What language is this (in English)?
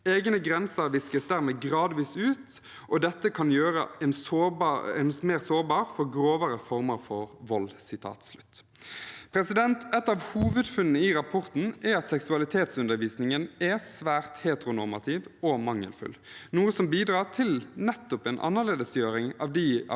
Norwegian